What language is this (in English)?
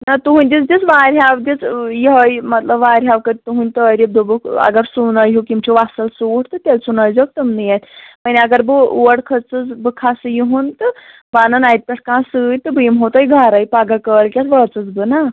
Kashmiri